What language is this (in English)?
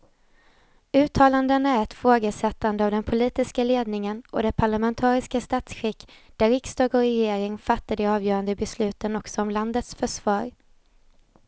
Swedish